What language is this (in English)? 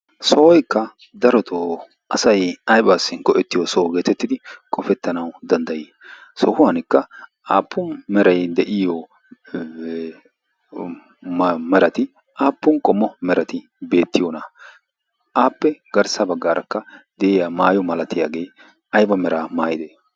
Wolaytta